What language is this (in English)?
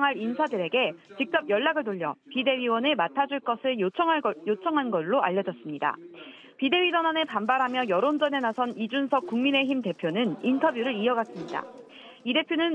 Korean